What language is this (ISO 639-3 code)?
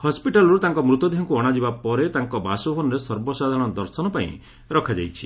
ori